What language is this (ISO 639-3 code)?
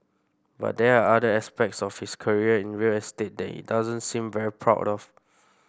eng